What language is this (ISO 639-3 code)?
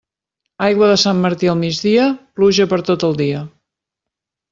cat